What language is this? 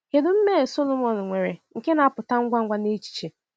Igbo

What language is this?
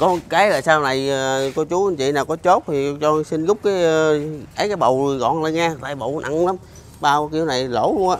Vietnamese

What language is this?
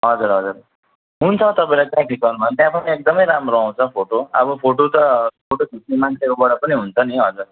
Nepali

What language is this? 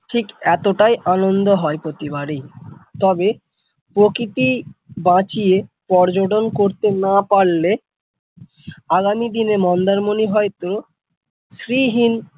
Bangla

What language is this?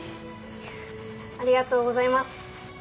Japanese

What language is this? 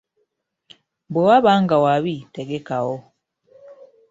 Ganda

